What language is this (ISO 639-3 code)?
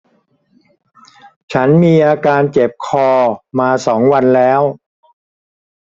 tha